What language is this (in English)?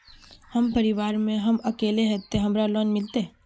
Magahi